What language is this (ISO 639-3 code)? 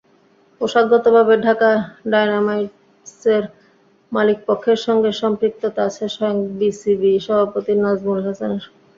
ben